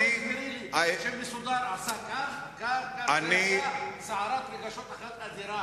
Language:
Hebrew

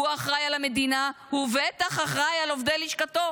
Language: Hebrew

